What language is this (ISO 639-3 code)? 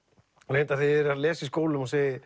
isl